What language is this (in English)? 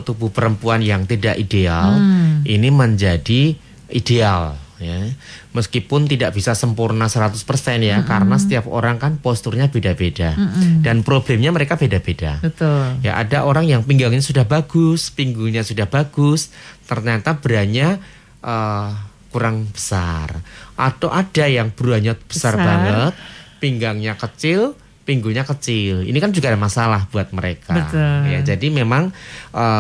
Indonesian